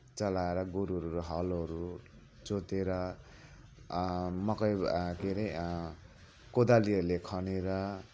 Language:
Nepali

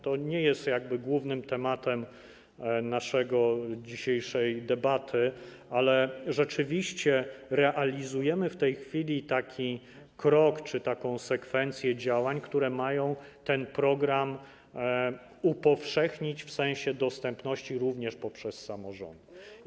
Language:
Polish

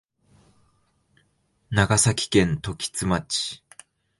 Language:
Japanese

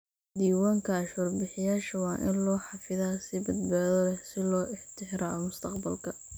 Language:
Somali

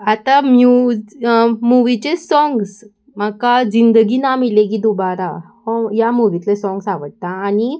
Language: Konkani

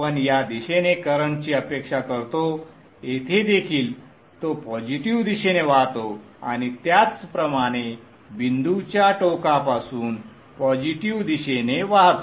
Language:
Marathi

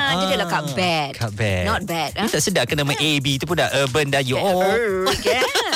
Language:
Malay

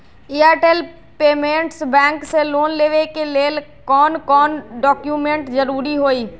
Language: Magahi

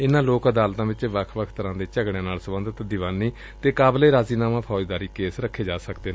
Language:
Punjabi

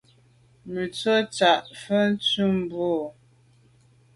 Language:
Medumba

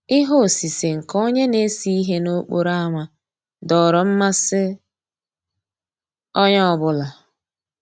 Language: Igbo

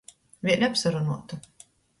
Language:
Latgalian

